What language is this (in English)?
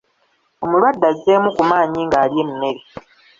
Ganda